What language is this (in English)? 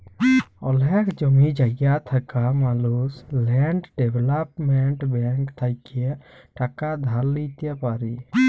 Bangla